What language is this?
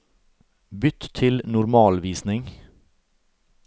Norwegian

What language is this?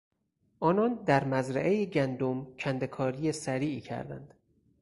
Persian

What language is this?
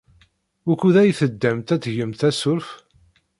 Kabyle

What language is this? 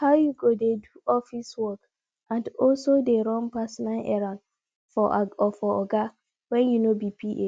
Nigerian Pidgin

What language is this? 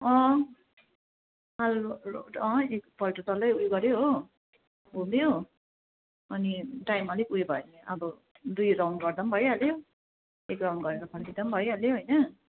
Nepali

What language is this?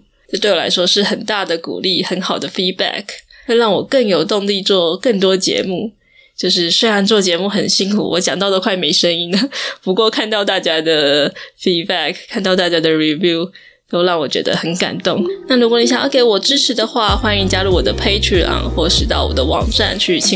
Chinese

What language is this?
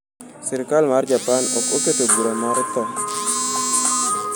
Luo (Kenya and Tanzania)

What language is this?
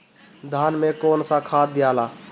Bhojpuri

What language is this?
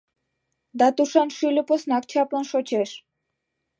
Mari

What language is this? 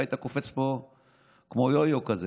Hebrew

